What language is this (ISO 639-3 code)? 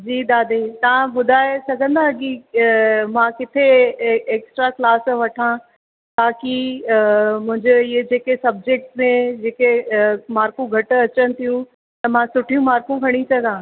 snd